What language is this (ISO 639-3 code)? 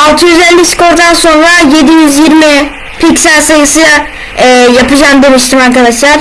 tur